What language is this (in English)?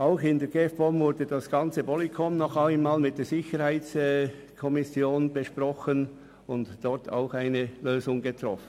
Swiss German